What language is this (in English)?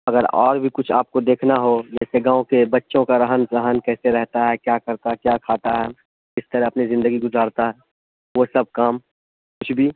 Urdu